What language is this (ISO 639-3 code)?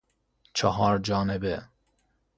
fas